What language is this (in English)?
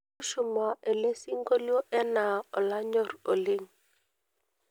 Masai